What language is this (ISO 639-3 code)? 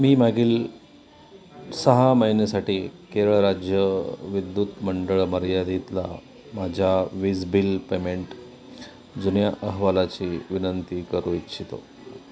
mar